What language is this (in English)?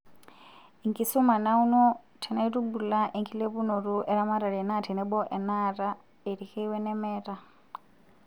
Masai